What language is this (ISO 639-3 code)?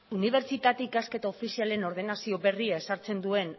eus